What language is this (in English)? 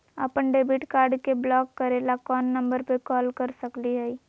Magahi